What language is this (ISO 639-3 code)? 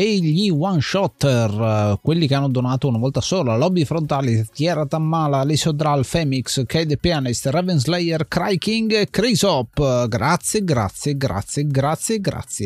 ita